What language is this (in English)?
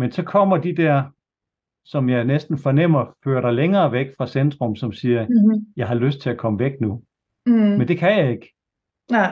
Danish